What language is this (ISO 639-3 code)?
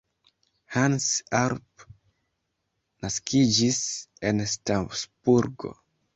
epo